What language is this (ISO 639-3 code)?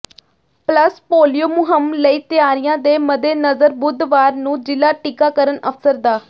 pan